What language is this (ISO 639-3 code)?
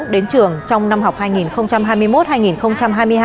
vie